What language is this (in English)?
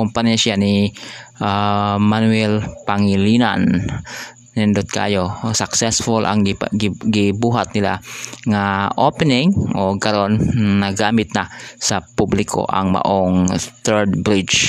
Filipino